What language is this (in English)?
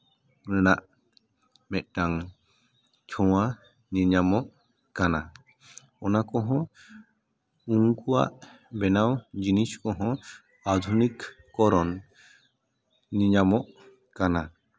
Santali